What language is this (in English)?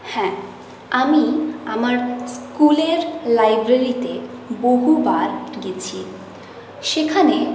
Bangla